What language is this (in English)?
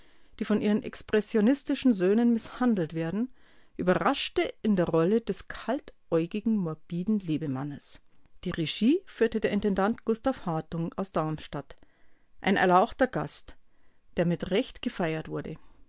German